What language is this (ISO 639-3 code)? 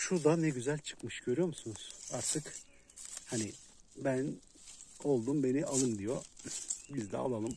tur